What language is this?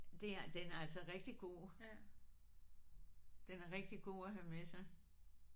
Danish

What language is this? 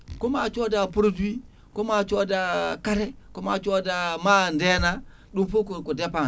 Fula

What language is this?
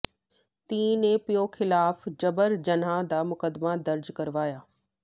Punjabi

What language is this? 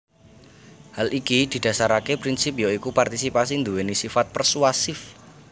Javanese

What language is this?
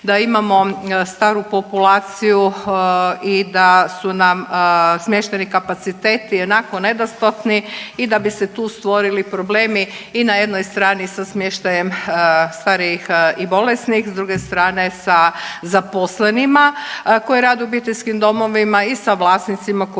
Croatian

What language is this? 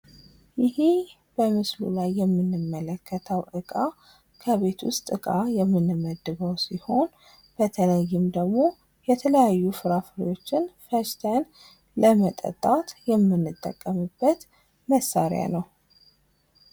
Amharic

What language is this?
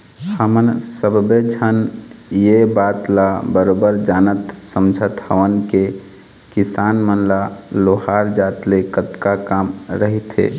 Chhattisgarhi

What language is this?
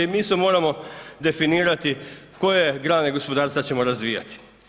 Croatian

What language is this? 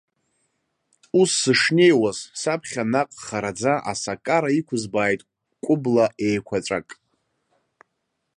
Abkhazian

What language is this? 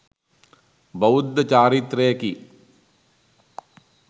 Sinhala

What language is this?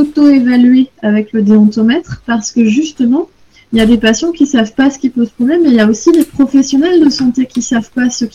French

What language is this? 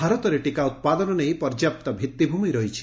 Odia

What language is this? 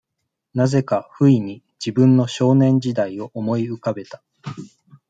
Japanese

